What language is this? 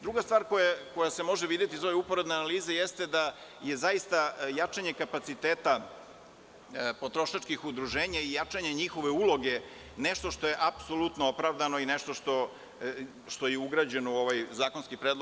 Serbian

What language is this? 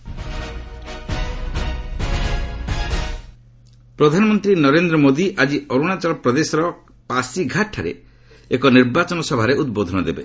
Odia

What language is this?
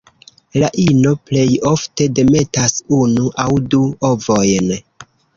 Esperanto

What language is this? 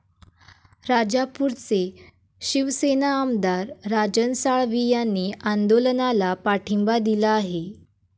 Marathi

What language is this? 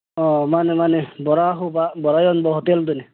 Manipuri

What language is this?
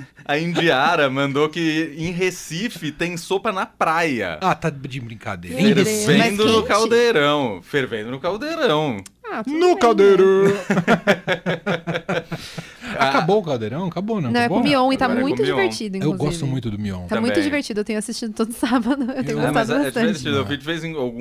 Portuguese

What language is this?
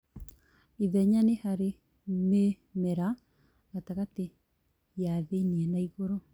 Kikuyu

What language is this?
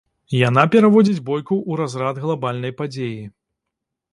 Belarusian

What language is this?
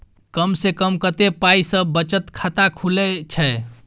Maithili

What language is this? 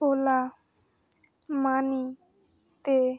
Bangla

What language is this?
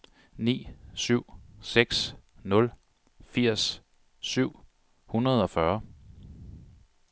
Danish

